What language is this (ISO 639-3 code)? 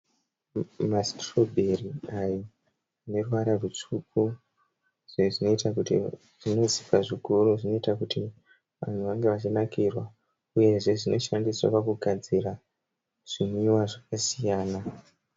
sna